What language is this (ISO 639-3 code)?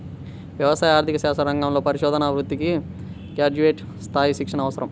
tel